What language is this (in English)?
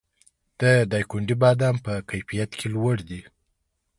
Pashto